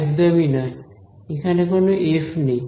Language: Bangla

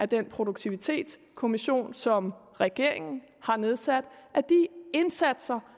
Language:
Danish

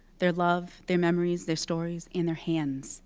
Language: English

